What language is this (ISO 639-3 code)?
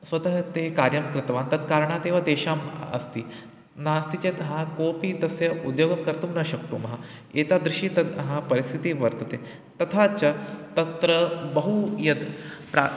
san